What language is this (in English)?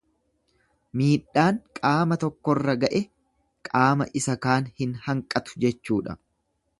Oromo